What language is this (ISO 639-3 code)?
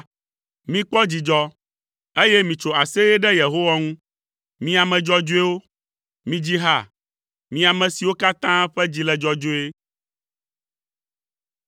ewe